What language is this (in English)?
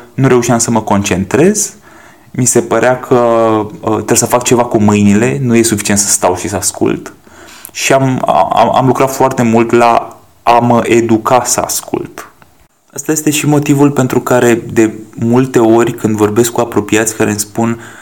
Romanian